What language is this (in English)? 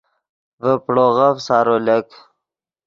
Yidgha